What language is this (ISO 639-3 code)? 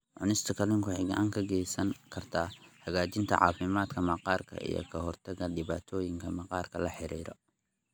som